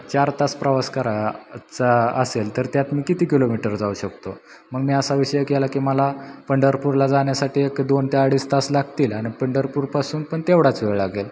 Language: Marathi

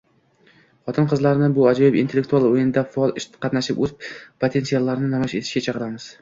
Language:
Uzbek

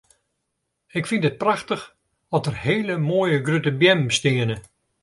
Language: Western Frisian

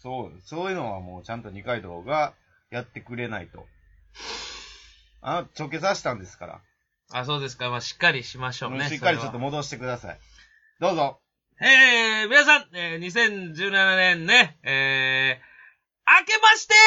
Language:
Japanese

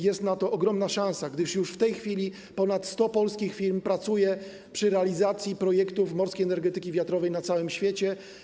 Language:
Polish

